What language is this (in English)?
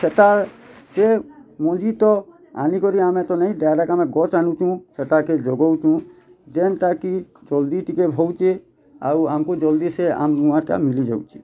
Odia